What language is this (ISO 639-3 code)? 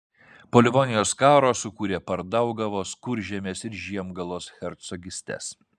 lit